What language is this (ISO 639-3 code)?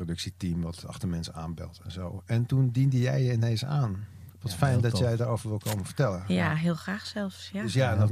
nld